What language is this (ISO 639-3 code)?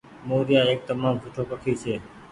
gig